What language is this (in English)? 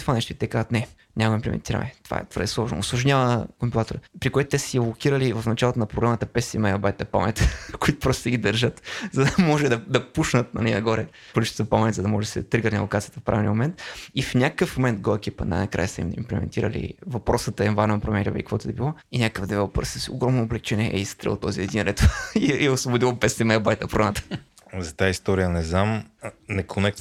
Bulgarian